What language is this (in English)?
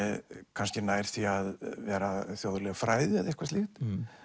Icelandic